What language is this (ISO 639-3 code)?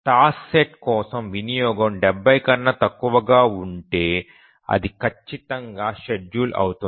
tel